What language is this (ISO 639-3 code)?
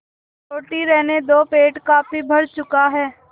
hin